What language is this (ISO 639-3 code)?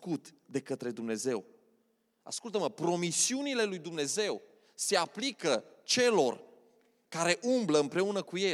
ron